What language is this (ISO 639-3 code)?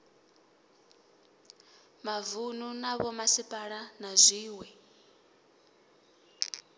ven